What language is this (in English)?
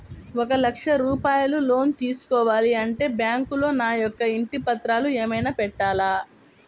Telugu